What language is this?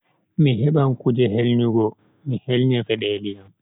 Bagirmi Fulfulde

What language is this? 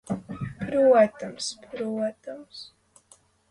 Latvian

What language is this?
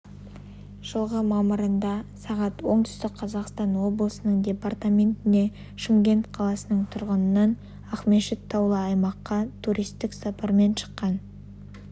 Kazakh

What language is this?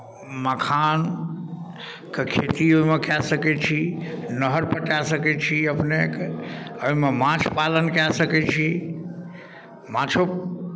Maithili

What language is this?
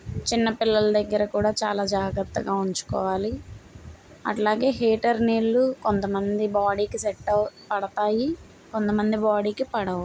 Telugu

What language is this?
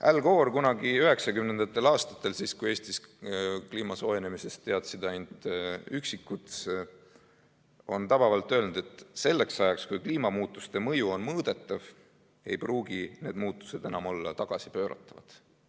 Estonian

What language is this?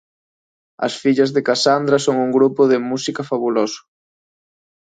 Galician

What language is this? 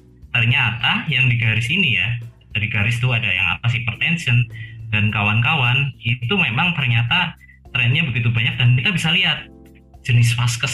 Indonesian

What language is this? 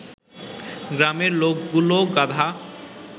Bangla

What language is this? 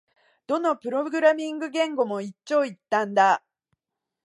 Japanese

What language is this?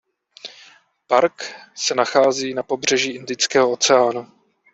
Czech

